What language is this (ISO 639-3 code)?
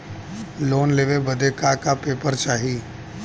bho